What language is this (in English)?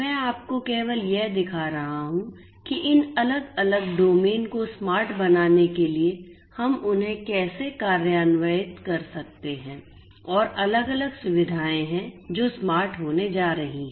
Hindi